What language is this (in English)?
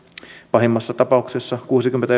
Finnish